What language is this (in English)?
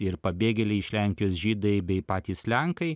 Lithuanian